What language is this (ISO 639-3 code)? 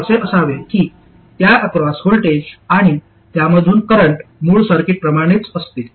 mar